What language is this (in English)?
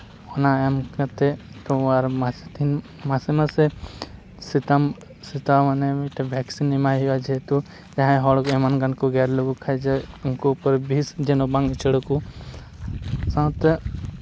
Santali